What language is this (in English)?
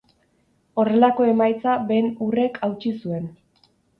Basque